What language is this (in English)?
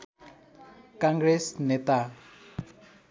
Nepali